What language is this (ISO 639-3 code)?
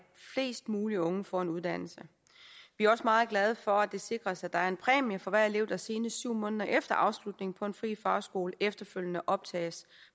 dan